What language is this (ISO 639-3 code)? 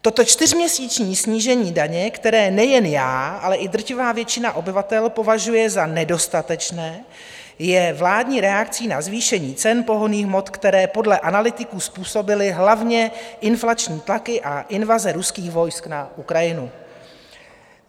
ces